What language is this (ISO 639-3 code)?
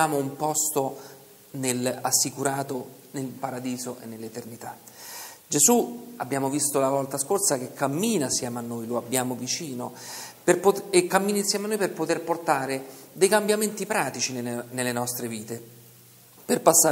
ita